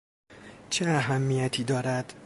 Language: Persian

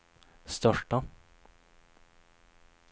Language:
Swedish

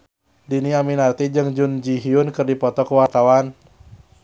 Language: Sundanese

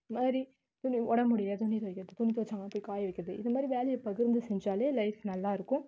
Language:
Tamil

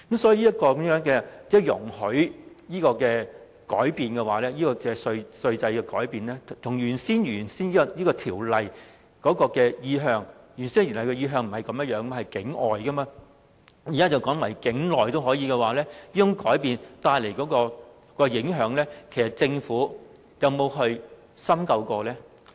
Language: Cantonese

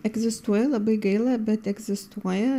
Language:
Lithuanian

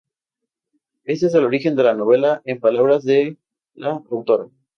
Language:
Spanish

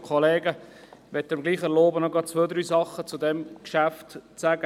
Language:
Swiss German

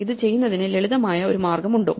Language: Malayalam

